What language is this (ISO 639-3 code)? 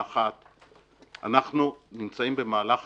heb